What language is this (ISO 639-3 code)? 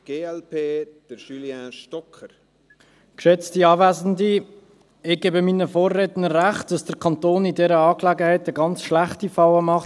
gsw